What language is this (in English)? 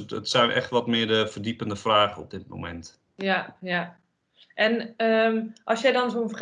Dutch